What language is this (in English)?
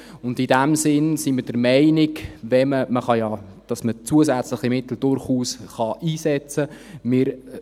Swiss German